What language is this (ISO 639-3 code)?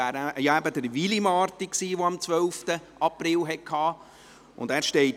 gsw